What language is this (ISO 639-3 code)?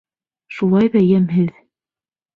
bak